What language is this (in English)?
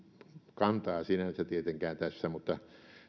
Finnish